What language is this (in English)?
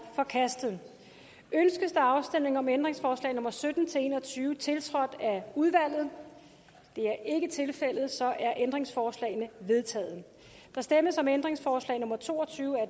Danish